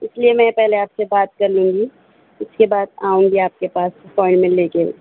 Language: Urdu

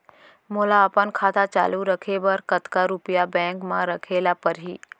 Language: Chhattisgarhi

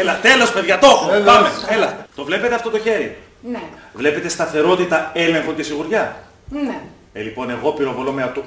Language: Greek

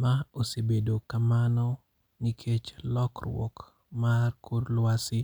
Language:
Luo (Kenya and Tanzania)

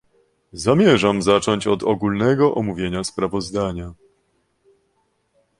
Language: Polish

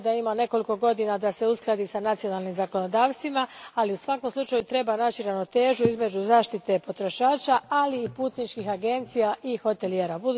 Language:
Croatian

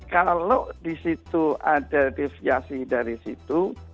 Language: Indonesian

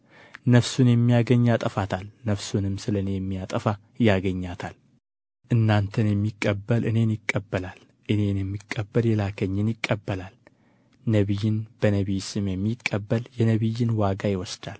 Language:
Amharic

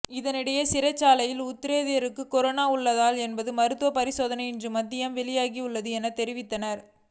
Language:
Tamil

